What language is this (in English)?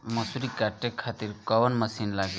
Bhojpuri